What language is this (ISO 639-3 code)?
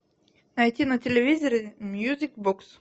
rus